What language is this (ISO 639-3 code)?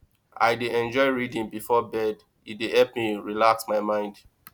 pcm